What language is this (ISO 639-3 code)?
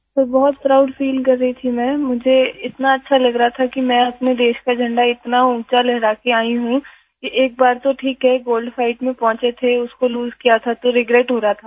hin